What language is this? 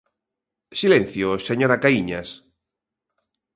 Galician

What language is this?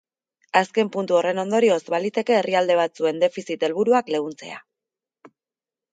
Basque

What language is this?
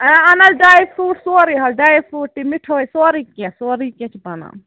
Kashmiri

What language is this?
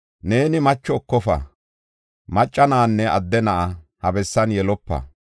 Gofa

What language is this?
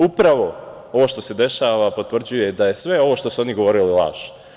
Serbian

